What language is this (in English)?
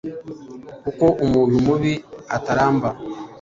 Kinyarwanda